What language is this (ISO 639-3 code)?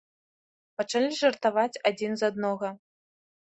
bel